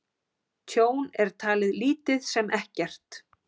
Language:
Icelandic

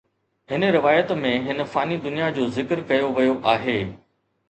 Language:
Sindhi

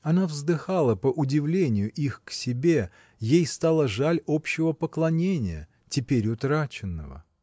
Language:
Russian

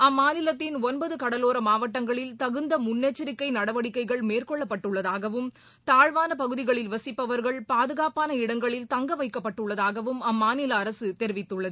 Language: Tamil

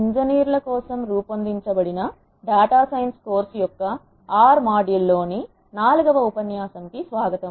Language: Telugu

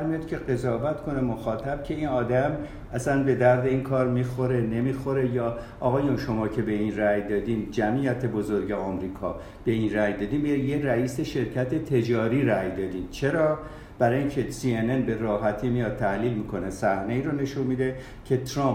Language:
Persian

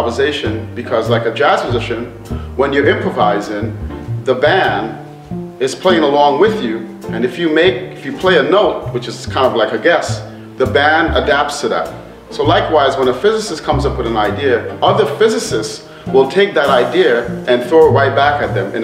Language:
English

